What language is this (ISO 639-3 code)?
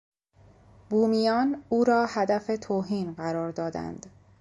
fas